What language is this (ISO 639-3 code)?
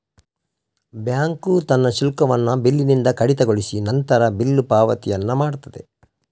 kan